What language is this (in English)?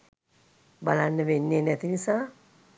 Sinhala